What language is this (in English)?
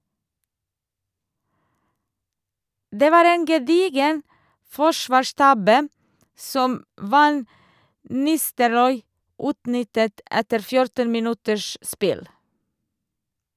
Norwegian